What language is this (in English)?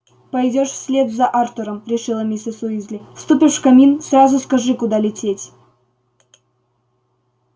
Russian